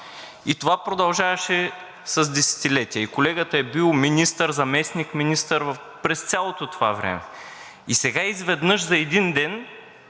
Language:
Bulgarian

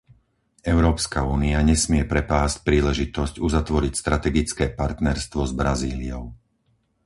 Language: Slovak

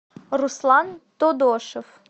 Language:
Russian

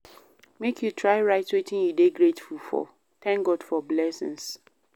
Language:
Nigerian Pidgin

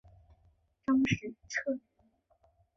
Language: Chinese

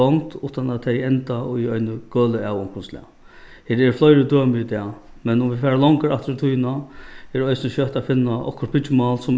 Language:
Faroese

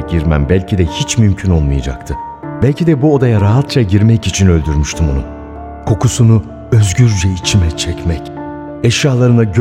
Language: Turkish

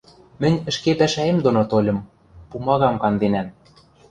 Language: Western Mari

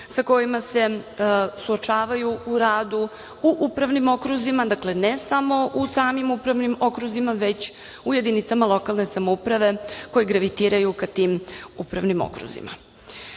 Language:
Serbian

